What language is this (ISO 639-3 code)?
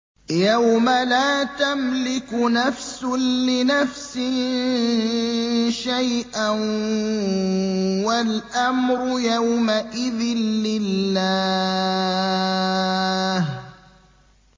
ara